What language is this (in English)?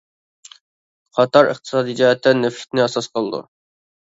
Uyghur